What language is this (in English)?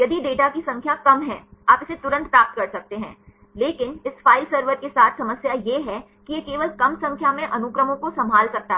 Hindi